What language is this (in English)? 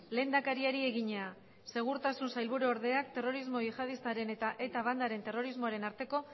Basque